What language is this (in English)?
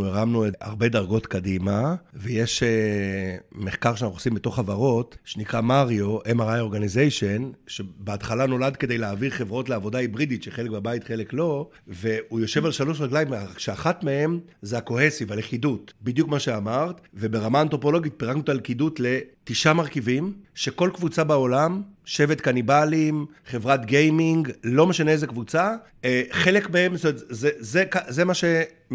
Hebrew